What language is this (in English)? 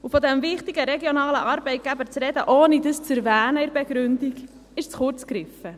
Swiss German